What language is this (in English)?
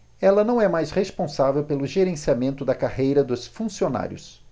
Portuguese